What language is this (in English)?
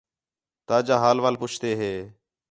Khetrani